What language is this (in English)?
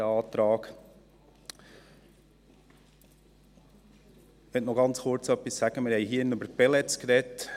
Swiss German